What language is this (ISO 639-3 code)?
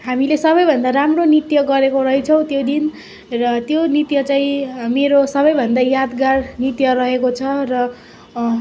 nep